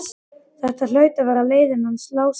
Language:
Icelandic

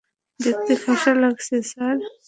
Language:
Bangla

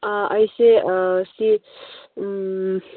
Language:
Manipuri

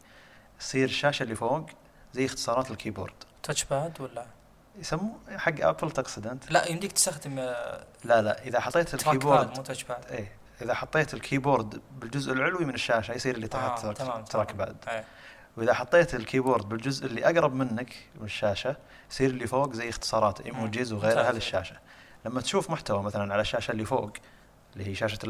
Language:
Arabic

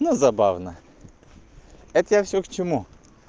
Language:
Russian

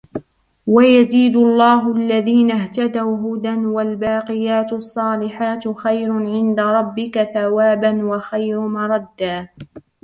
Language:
Arabic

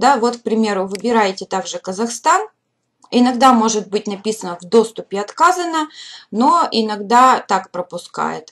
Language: Russian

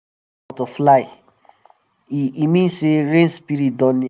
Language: Nigerian Pidgin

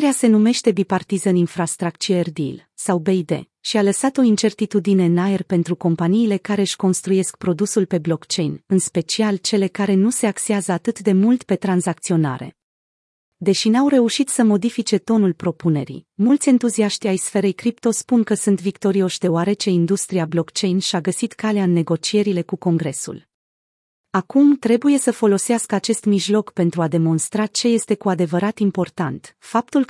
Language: Romanian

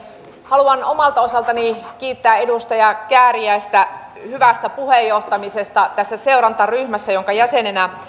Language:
Finnish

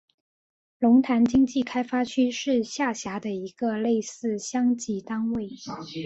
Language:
Chinese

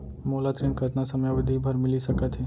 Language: Chhattisgarhi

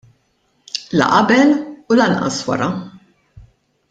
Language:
Maltese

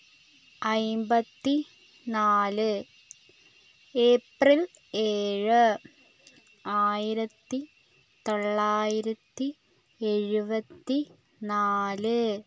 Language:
Malayalam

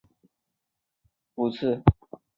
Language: Chinese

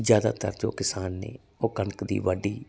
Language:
Punjabi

